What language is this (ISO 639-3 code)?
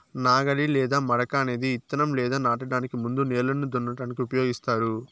tel